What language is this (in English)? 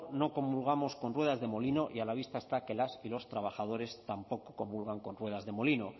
Spanish